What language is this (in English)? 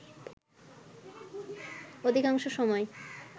Bangla